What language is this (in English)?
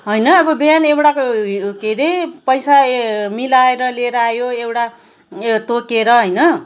Nepali